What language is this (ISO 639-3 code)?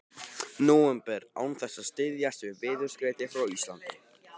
isl